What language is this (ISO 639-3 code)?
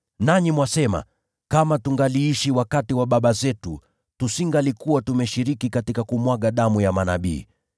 swa